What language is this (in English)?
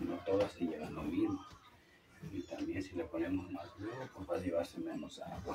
Spanish